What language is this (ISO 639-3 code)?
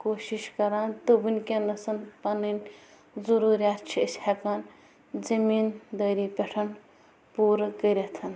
kas